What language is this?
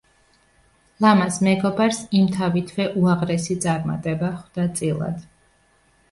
Georgian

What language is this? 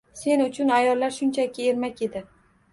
Uzbek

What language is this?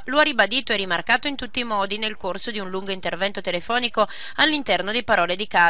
Italian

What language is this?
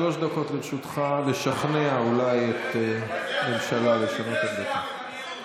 Hebrew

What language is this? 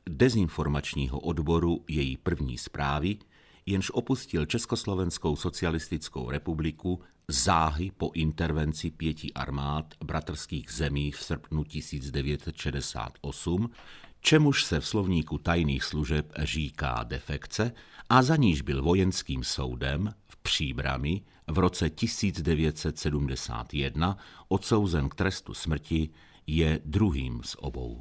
Czech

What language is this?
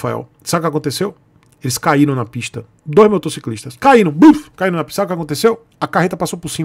Portuguese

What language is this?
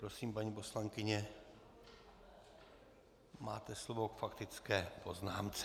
Czech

